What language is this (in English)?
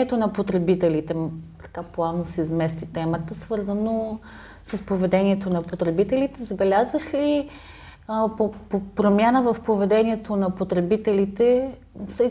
Bulgarian